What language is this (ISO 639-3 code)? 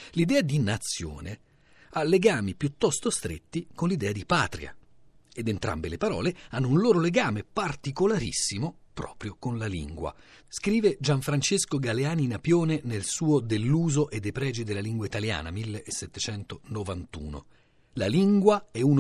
ita